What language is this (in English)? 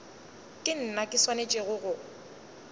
Northern Sotho